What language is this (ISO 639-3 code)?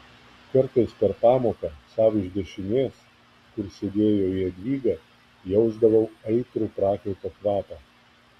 lit